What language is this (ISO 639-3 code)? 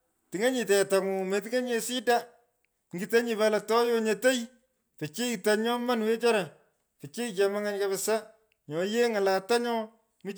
pko